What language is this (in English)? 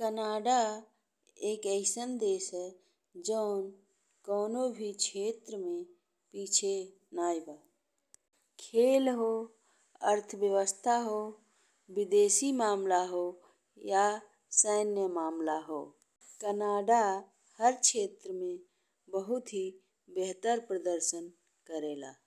Bhojpuri